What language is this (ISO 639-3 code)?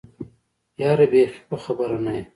pus